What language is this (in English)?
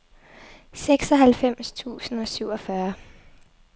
Danish